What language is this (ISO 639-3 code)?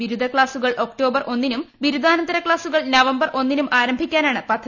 mal